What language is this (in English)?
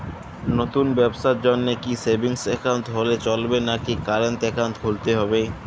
Bangla